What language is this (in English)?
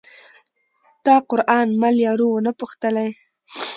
Pashto